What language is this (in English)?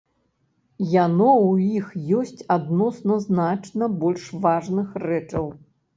Belarusian